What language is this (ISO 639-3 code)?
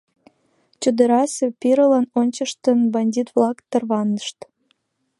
chm